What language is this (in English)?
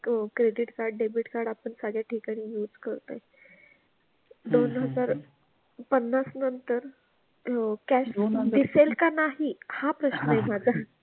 Marathi